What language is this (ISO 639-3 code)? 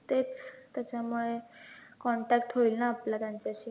mar